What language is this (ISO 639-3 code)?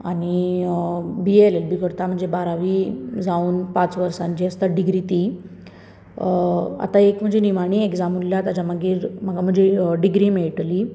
kok